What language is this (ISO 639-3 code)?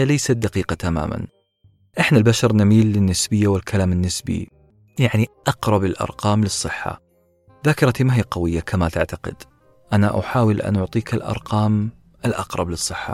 ara